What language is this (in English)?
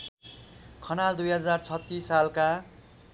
Nepali